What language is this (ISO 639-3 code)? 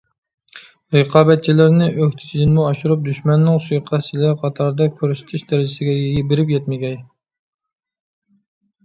uig